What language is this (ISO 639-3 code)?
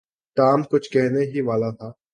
urd